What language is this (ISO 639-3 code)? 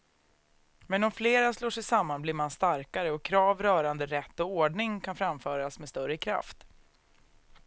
swe